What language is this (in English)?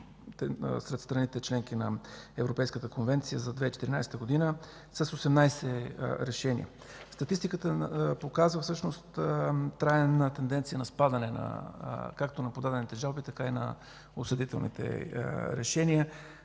Bulgarian